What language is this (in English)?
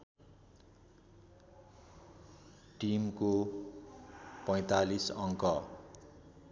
Nepali